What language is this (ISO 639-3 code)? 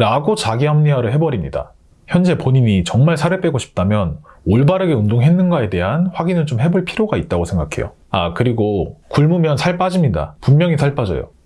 kor